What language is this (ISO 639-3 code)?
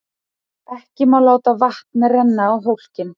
isl